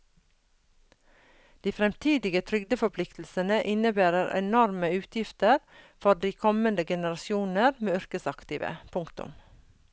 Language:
Norwegian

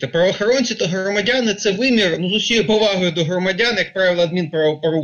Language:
Ukrainian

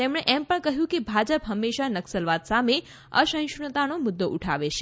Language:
Gujarati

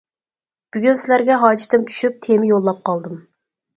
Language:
Uyghur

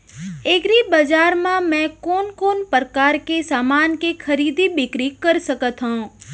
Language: Chhattisgarhi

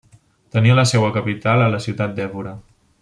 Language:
Catalan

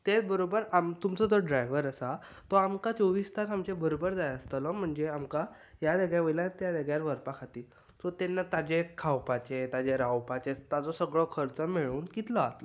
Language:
Konkani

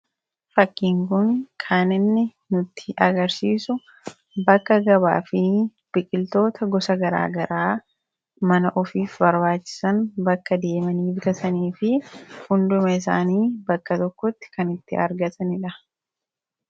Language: Oromo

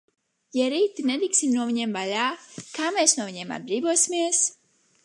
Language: Latvian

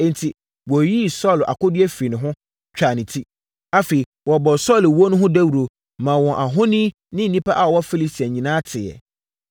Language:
Akan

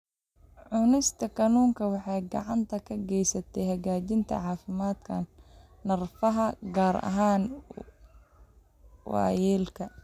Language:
Somali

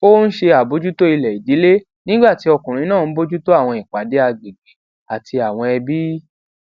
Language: Yoruba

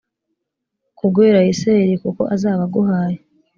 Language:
Kinyarwanda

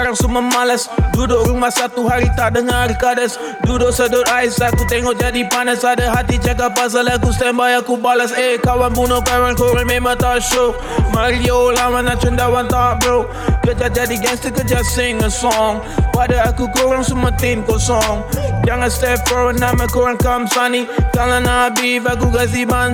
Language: Malay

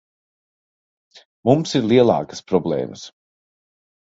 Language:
Latvian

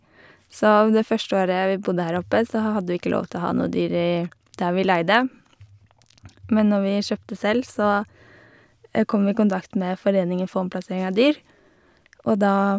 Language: Norwegian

